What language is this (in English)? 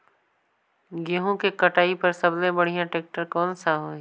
Chhattisgarhi